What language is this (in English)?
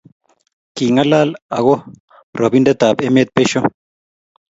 Kalenjin